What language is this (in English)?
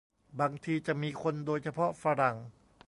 Thai